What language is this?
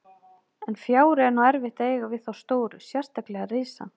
Icelandic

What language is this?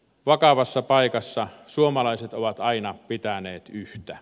Finnish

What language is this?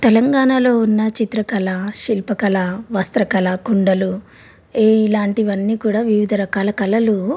Telugu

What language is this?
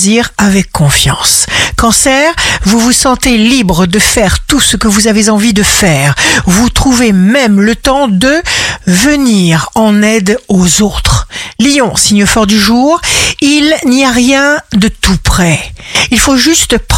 French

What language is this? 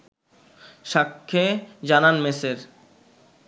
Bangla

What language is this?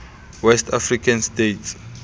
Southern Sotho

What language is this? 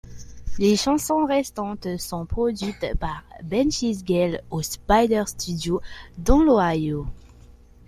French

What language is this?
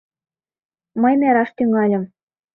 Mari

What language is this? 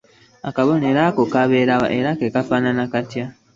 Ganda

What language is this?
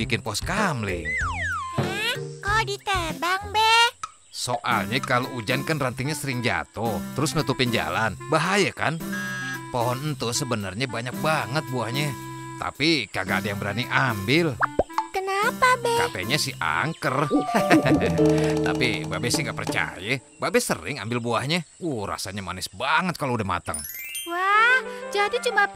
Indonesian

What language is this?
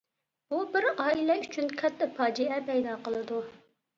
Uyghur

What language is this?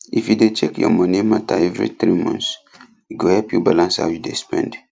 Nigerian Pidgin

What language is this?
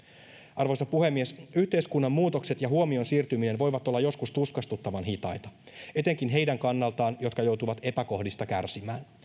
Finnish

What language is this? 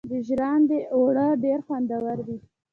Pashto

